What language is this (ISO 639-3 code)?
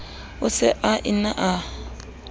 sot